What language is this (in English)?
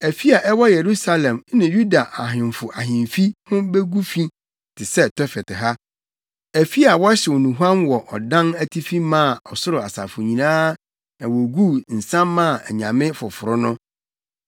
Akan